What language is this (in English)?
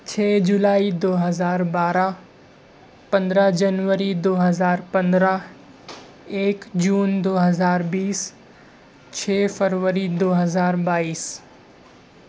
Urdu